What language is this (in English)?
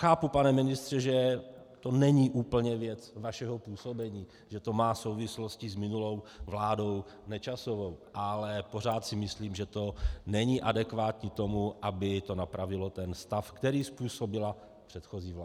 Czech